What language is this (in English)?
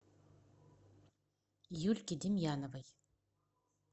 Russian